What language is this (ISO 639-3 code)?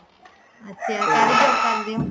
pan